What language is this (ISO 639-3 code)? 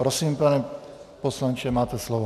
ces